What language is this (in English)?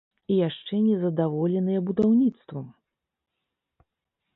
Belarusian